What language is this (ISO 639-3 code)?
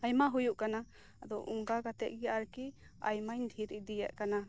sat